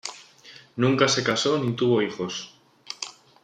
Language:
Spanish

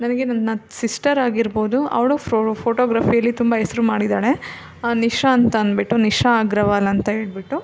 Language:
Kannada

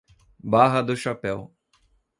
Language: Portuguese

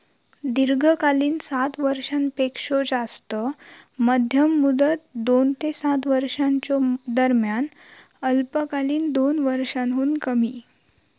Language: Marathi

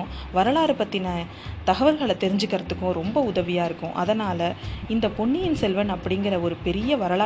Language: Tamil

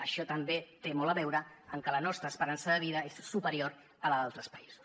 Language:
Catalan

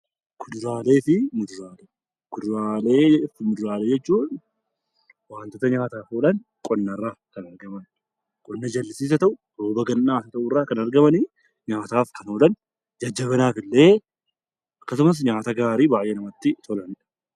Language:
Oromo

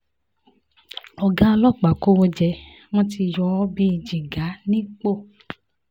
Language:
Yoruba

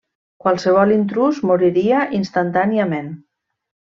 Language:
Catalan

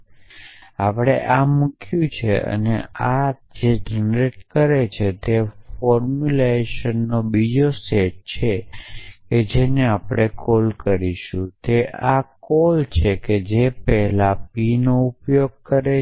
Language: Gujarati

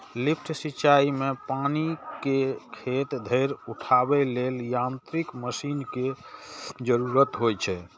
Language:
Maithili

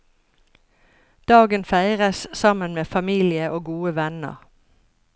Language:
Norwegian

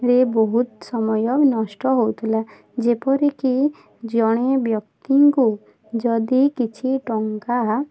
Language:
Odia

